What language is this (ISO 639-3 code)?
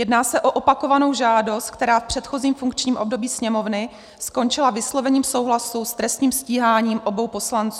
ces